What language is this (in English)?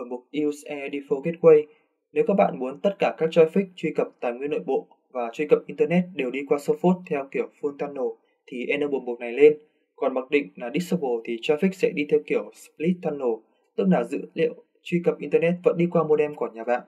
Vietnamese